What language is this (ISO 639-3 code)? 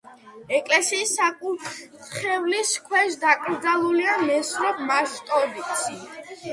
kat